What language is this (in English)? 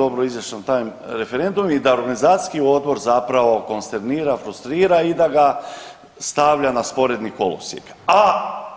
Croatian